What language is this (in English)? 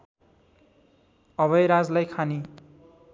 Nepali